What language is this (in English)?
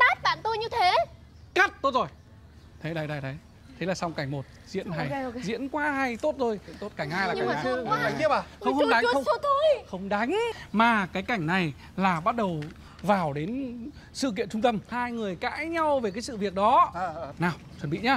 Vietnamese